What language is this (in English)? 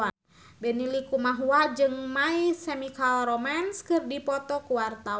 Sundanese